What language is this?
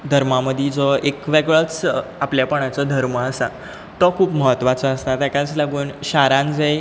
Konkani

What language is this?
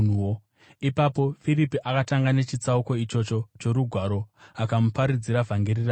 Shona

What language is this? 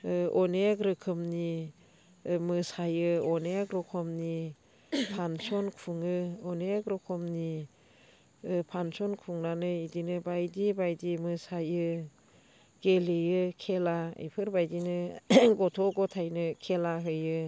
Bodo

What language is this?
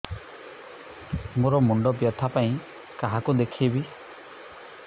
Odia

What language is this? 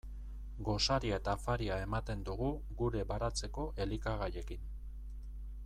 Basque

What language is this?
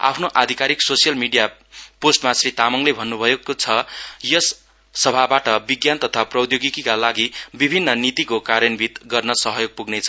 Nepali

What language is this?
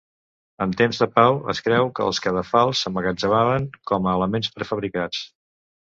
Catalan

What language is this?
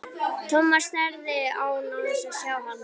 Icelandic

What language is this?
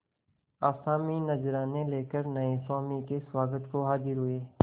Hindi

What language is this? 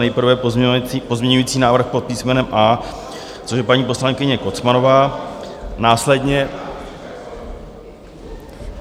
Czech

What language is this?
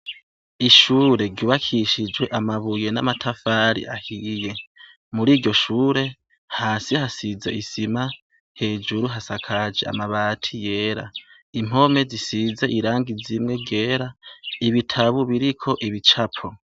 Rundi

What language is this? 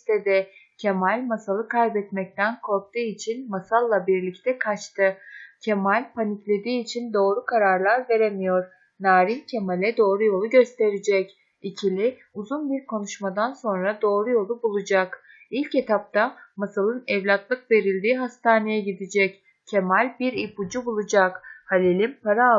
Turkish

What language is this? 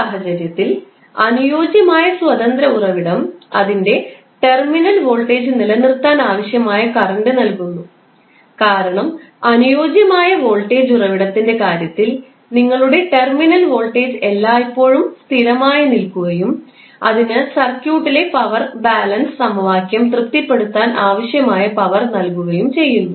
Malayalam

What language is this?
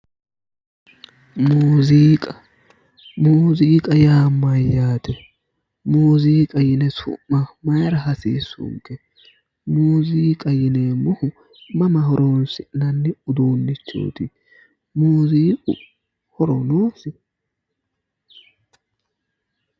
Sidamo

